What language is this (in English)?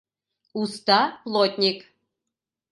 Mari